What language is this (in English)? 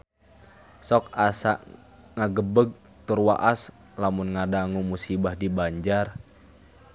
Sundanese